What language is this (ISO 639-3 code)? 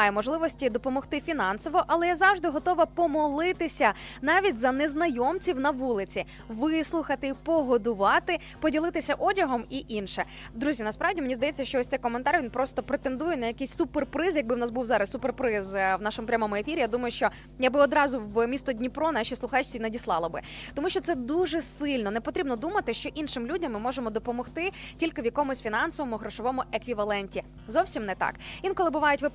ukr